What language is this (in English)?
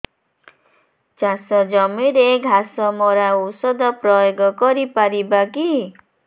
Odia